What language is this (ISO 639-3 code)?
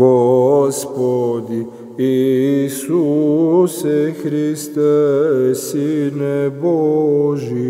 ron